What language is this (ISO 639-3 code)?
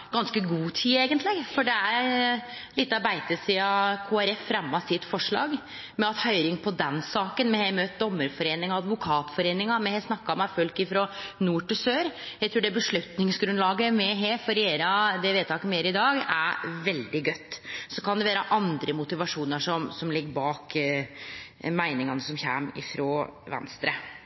nno